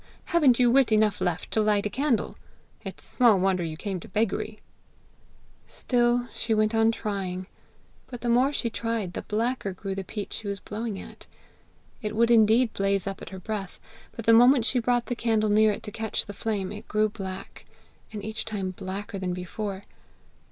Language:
English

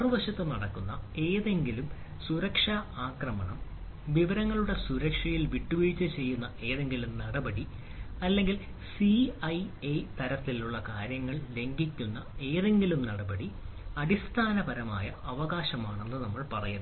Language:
Malayalam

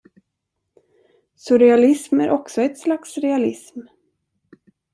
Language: Swedish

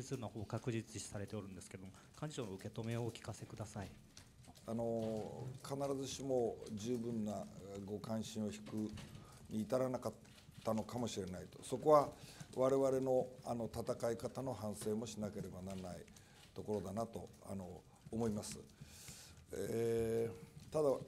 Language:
Japanese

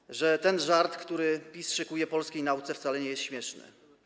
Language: Polish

